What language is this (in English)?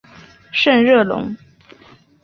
Chinese